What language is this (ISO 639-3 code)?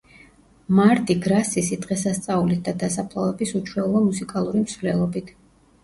kat